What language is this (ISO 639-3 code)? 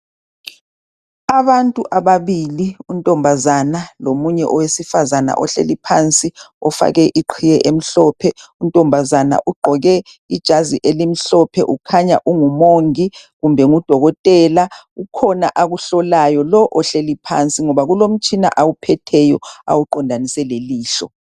nde